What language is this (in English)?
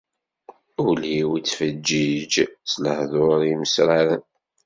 Kabyle